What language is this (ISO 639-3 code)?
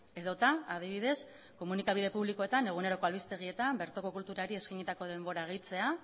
eus